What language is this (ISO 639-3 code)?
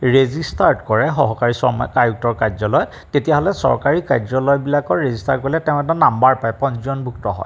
asm